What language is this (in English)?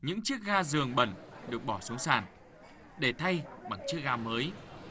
Vietnamese